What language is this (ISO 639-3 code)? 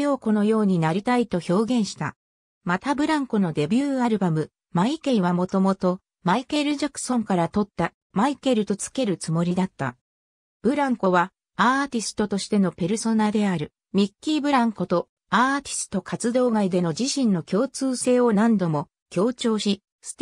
jpn